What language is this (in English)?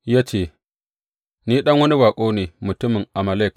Hausa